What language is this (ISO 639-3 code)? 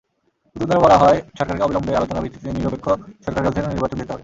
ben